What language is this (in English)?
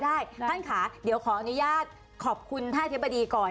Thai